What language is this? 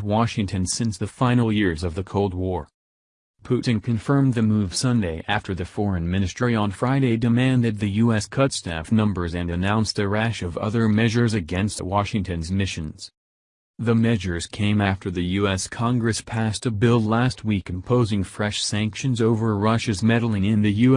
English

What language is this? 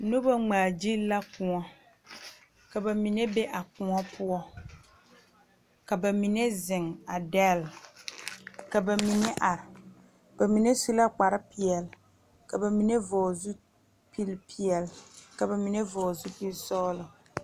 Southern Dagaare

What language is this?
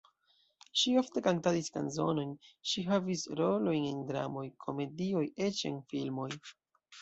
Esperanto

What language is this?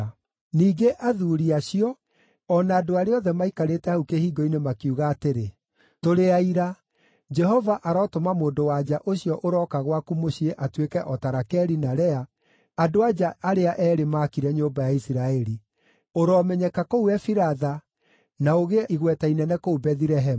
Kikuyu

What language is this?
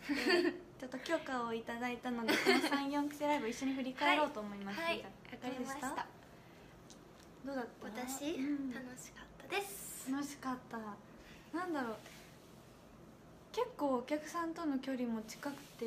Japanese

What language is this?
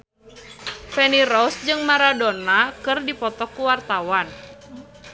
Sundanese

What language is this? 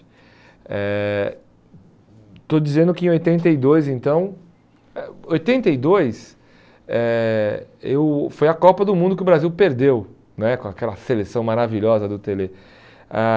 Portuguese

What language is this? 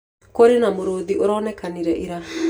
Kikuyu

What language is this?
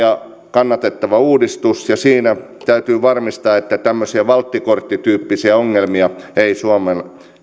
Finnish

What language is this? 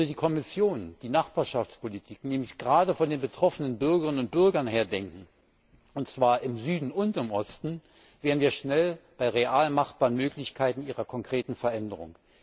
German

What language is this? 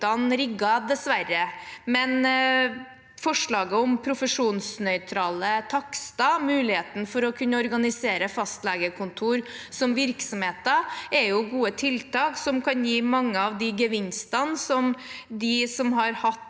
Norwegian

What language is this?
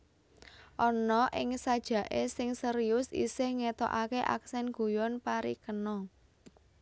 Javanese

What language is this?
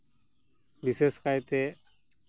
Santali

